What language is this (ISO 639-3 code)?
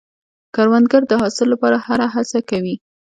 pus